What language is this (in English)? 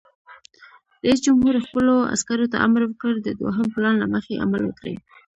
Pashto